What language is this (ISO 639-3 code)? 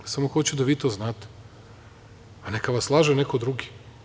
srp